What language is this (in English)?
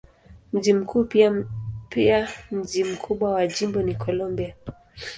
Swahili